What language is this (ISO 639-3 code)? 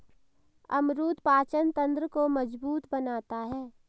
hin